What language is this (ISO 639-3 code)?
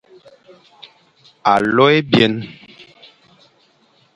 fan